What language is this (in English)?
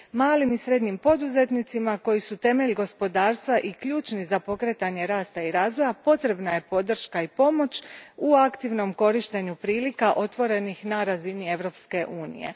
Croatian